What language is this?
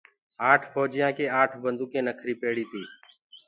Gurgula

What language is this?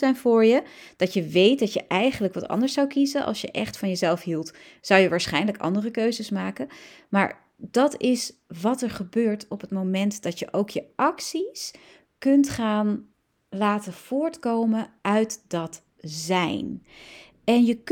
Dutch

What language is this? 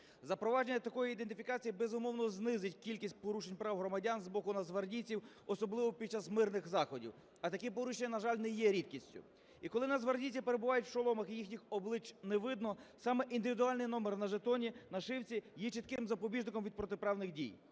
Ukrainian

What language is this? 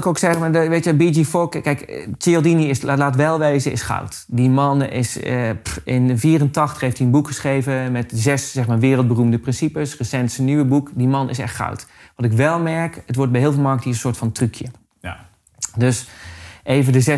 Dutch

